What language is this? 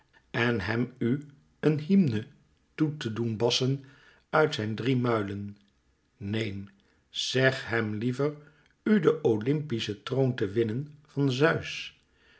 Dutch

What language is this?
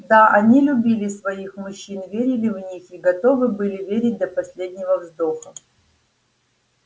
Russian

